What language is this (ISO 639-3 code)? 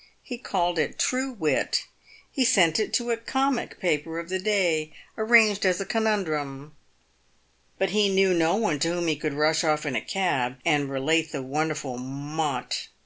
eng